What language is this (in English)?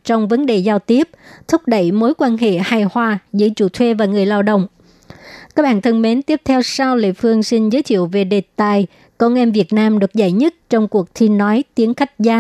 Vietnamese